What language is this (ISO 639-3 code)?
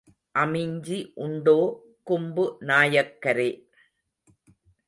tam